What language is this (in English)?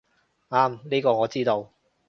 Cantonese